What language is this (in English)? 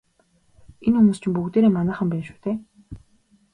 Mongolian